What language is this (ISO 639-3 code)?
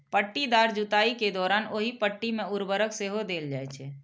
mai